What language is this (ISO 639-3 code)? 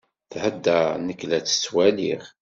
kab